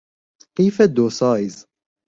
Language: Persian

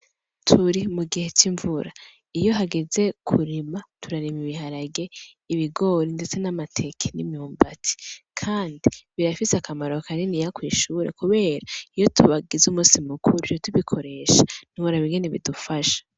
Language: Rundi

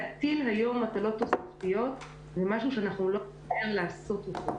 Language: Hebrew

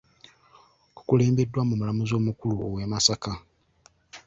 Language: Ganda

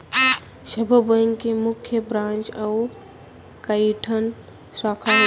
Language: Chhattisgarhi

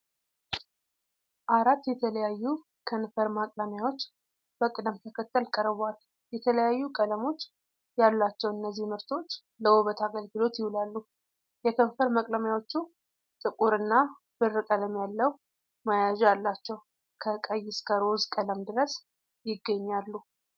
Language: Amharic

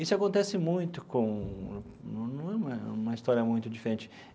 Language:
Portuguese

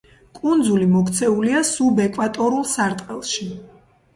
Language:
Georgian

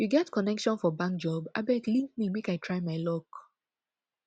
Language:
Nigerian Pidgin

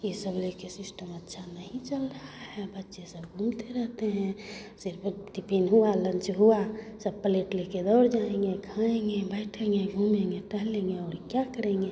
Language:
Hindi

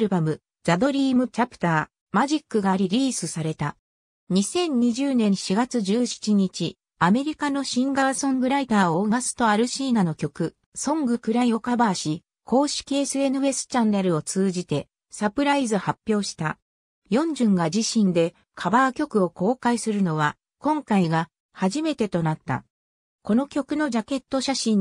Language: Japanese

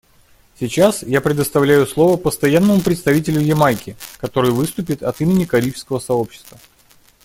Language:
Russian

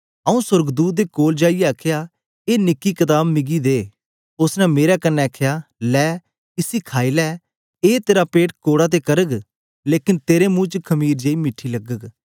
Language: Dogri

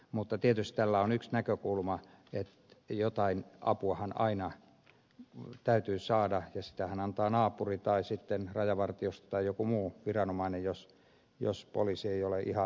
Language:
Finnish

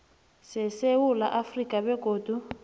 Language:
South Ndebele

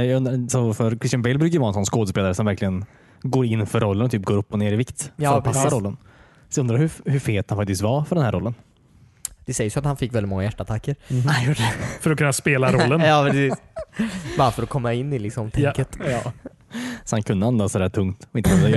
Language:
Swedish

